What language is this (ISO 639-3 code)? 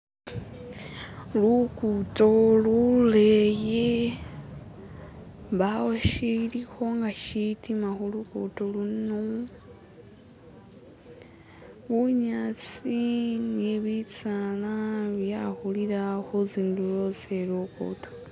myx